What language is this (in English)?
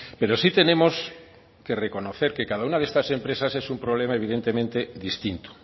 Spanish